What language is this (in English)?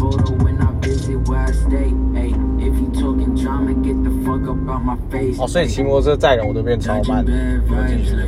Chinese